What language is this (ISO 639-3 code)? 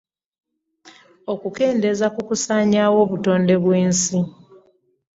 lug